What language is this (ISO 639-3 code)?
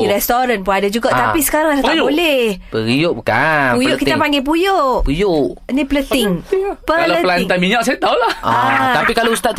msa